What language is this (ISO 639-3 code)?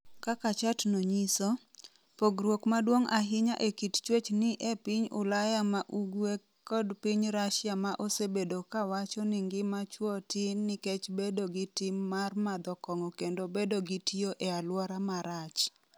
luo